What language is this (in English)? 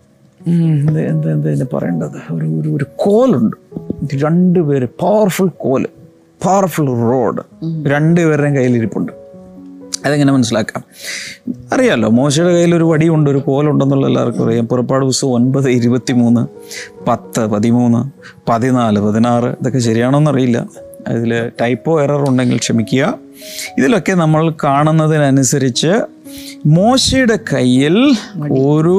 Malayalam